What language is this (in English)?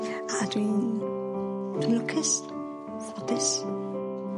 Welsh